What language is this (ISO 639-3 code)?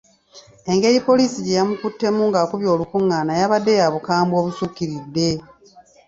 lug